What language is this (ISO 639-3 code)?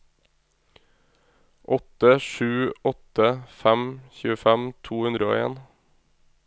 nor